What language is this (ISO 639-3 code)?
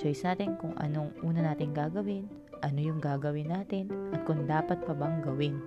fil